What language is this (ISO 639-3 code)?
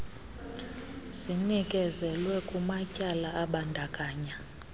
xho